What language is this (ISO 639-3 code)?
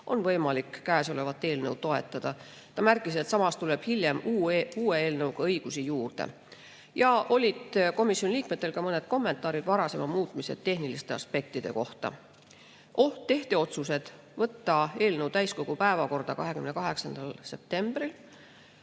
est